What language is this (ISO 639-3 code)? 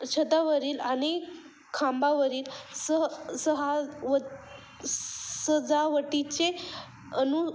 mar